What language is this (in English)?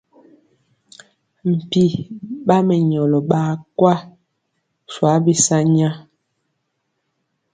Mpiemo